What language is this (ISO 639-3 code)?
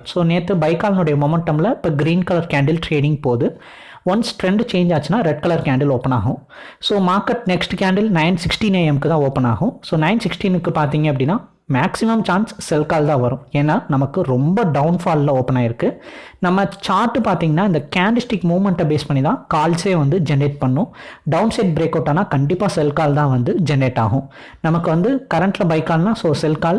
tam